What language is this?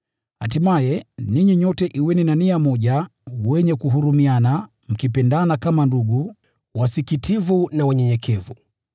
Swahili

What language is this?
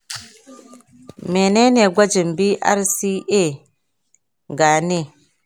Hausa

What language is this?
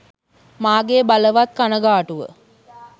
Sinhala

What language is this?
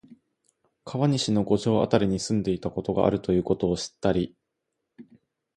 Japanese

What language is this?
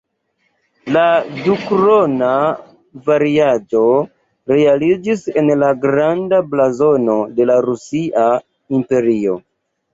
Esperanto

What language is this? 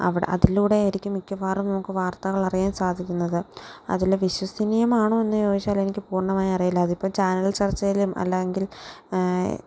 Malayalam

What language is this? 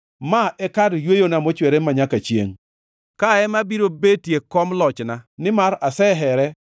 Luo (Kenya and Tanzania)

